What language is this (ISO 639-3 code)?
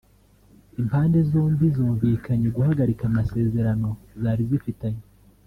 kin